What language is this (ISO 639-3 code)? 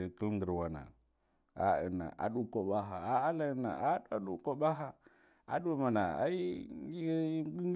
gdf